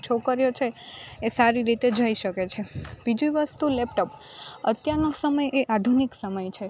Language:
Gujarati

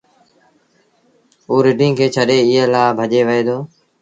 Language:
Sindhi Bhil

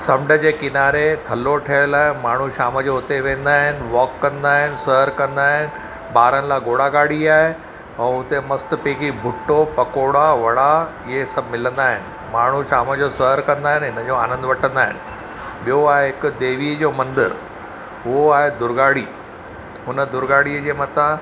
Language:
Sindhi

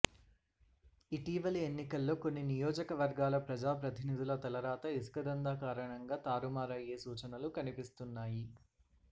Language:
Telugu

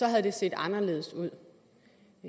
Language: Danish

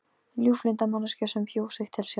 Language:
Icelandic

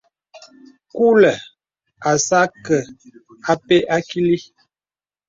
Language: Bebele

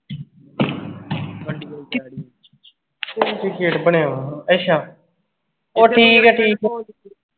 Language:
Punjabi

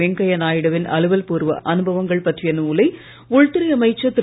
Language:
Tamil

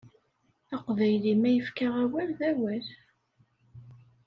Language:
Kabyle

